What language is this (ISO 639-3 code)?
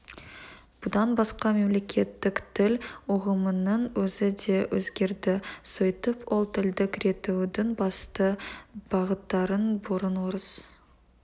kaz